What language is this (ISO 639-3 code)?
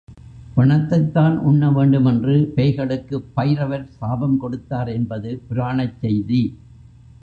tam